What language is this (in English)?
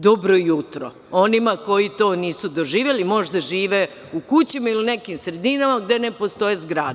Serbian